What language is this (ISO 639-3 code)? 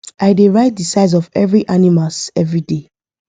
pcm